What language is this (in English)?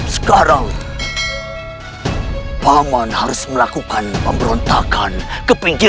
Indonesian